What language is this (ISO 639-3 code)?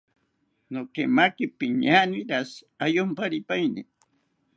cpy